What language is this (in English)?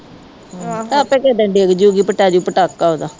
Punjabi